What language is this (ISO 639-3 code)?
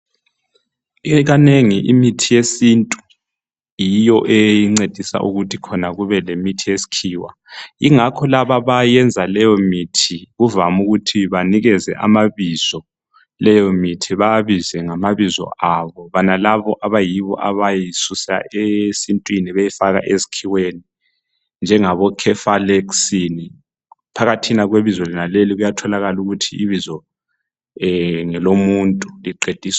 nde